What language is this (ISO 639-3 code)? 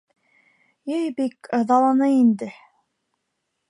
bak